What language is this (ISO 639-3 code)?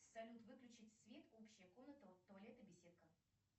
rus